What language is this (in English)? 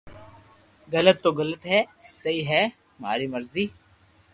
Loarki